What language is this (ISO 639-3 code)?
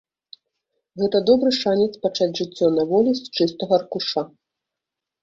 bel